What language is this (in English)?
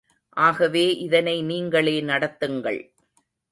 Tamil